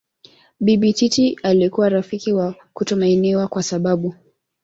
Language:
Swahili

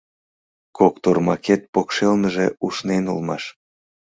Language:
Mari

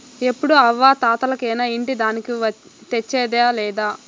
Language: Telugu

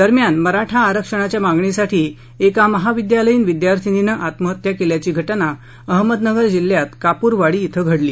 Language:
Marathi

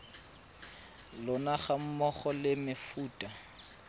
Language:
Tswana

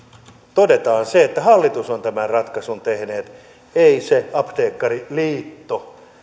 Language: Finnish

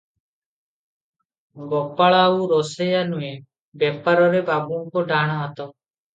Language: Odia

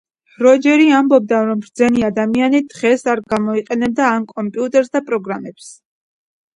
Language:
Georgian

